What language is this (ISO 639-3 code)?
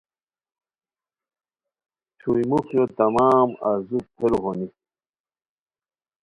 khw